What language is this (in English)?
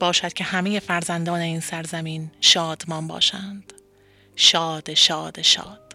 Persian